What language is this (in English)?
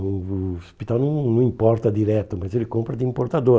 Portuguese